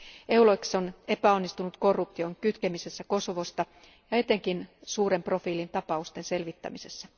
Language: Finnish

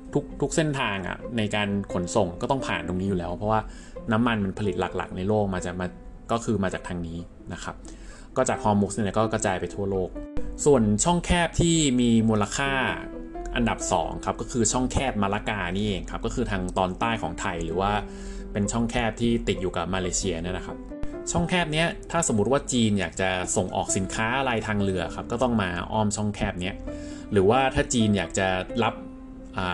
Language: Thai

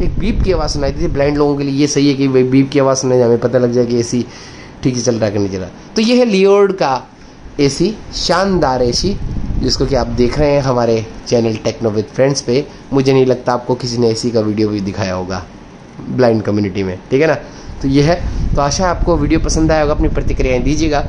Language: Hindi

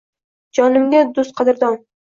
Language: Uzbek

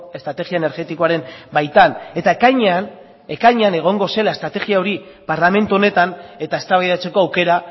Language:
Basque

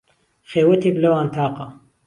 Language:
Central Kurdish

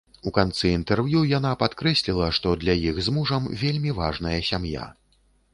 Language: Belarusian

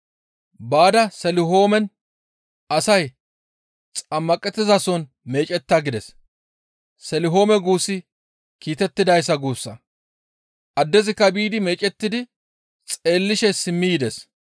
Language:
Gamo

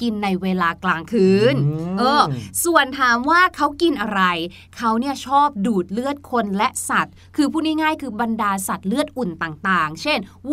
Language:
Thai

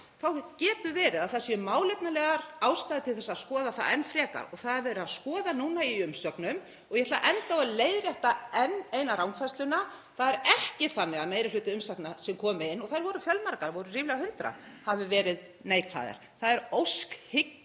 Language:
Icelandic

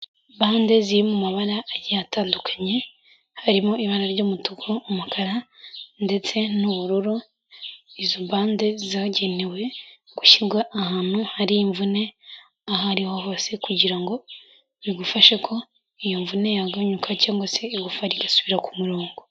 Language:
Kinyarwanda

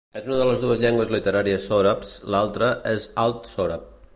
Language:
Catalan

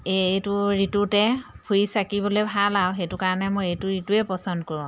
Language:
Assamese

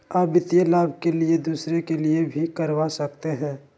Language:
Magahi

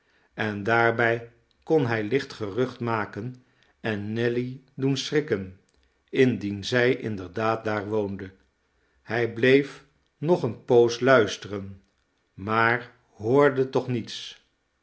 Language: Dutch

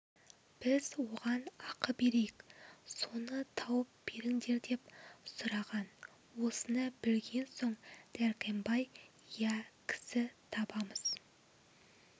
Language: Kazakh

